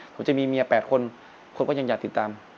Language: Thai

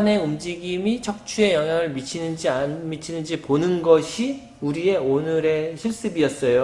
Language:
Korean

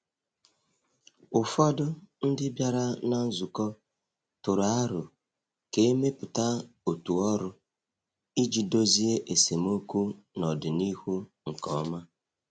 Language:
Igbo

